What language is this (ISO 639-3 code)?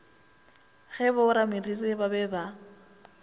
nso